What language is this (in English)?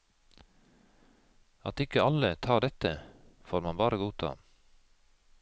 Norwegian